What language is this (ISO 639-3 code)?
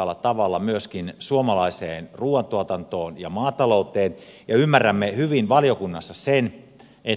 fin